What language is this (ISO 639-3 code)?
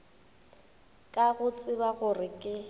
nso